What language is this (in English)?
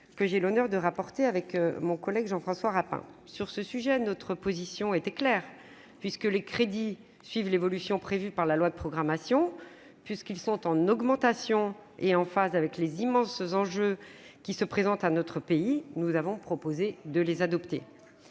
French